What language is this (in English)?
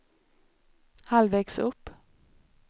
Swedish